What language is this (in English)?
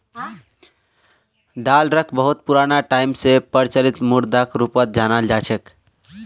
Magahi